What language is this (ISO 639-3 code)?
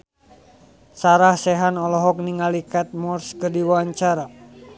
sun